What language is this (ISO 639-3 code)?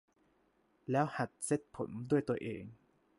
tha